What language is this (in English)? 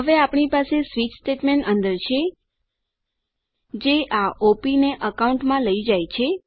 Gujarati